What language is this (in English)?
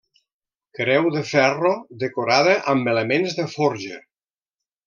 Catalan